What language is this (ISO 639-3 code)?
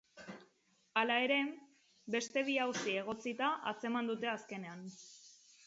eus